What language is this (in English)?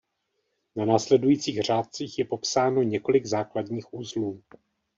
Czech